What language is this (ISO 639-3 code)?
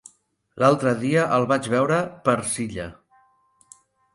cat